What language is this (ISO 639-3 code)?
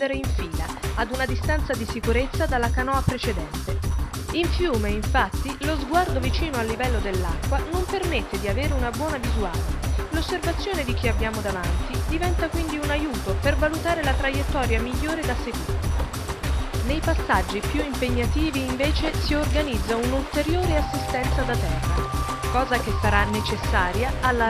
ita